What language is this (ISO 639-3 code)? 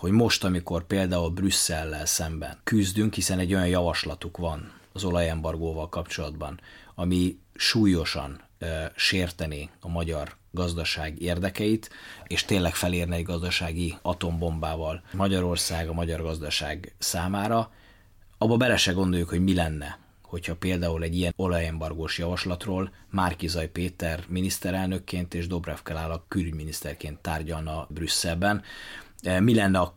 hun